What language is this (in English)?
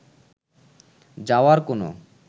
Bangla